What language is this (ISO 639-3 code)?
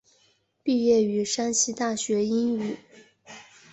zho